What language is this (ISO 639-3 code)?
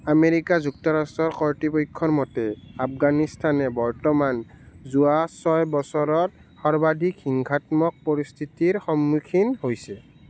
asm